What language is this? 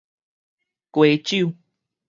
Min Nan Chinese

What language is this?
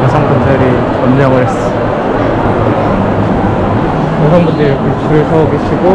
Korean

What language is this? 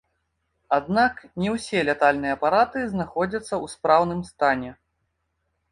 Belarusian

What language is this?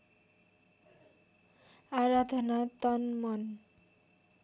Nepali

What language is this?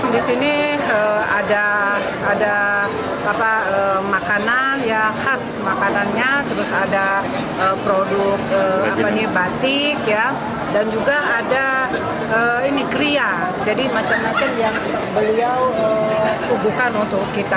Indonesian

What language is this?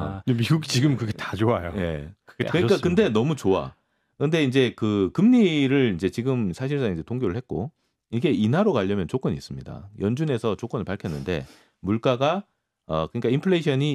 Korean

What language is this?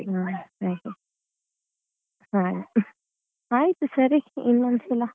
Kannada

